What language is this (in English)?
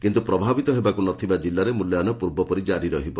Odia